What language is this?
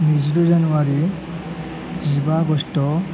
Bodo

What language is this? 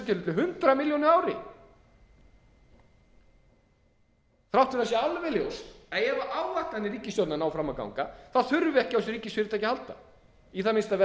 Icelandic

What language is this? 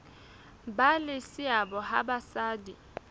Southern Sotho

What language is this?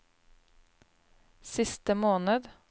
Norwegian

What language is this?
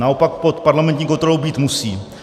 Czech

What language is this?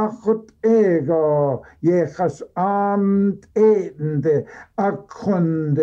Arabic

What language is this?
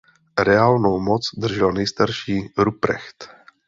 Czech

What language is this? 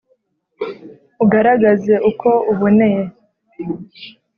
Kinyarwanda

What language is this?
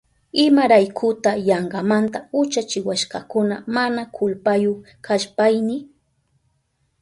Southern Pastaza Quechua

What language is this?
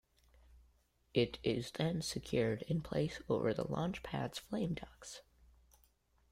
English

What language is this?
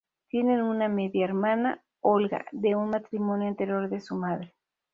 Spanish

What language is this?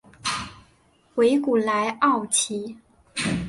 Chinese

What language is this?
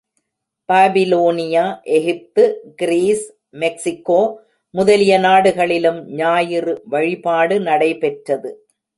Tamil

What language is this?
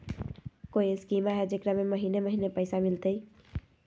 Magahi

